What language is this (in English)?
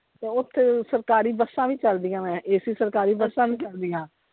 Punjabi